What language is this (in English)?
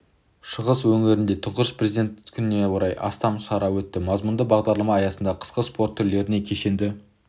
Kazakh